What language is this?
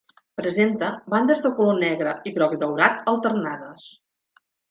Catalan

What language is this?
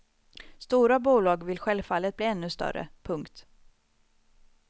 Swedish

